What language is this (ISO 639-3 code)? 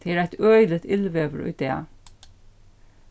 fao